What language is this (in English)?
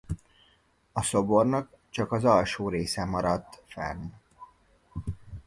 Hungarian